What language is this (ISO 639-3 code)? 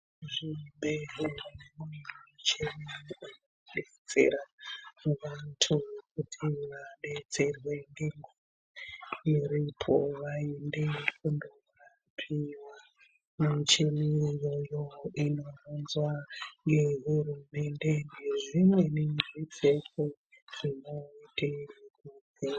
ndc